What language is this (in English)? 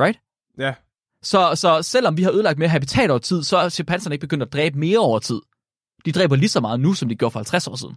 Danish